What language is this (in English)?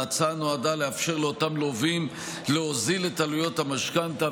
Hebrew